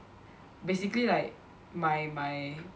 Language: English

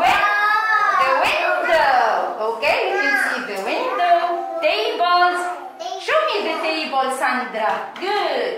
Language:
English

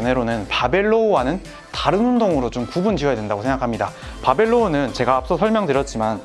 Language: Korean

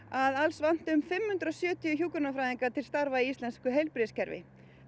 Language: Icelandic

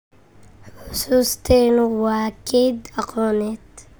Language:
Somali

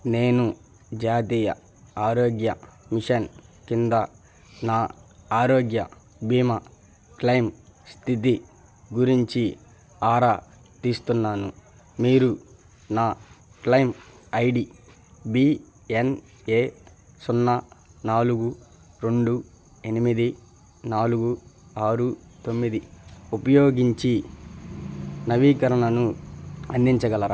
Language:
Telugu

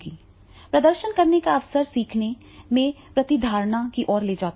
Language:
Hindi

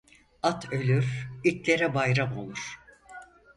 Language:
Turkish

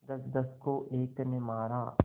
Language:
Hindi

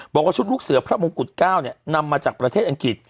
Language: Thai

